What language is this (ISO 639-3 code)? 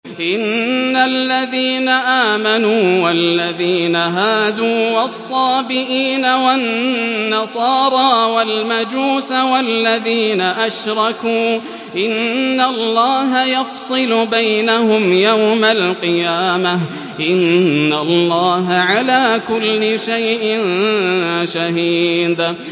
ara